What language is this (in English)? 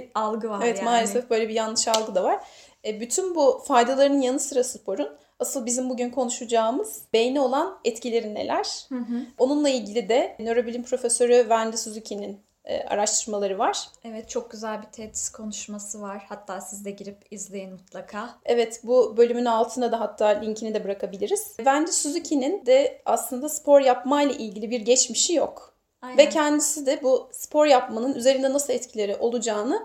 Turkish